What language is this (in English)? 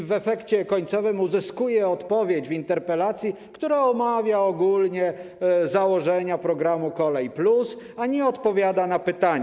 Polish